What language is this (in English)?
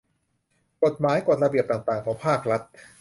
Thai